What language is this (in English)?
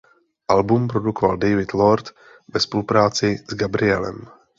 Czech